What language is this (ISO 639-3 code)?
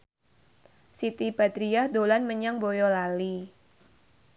jav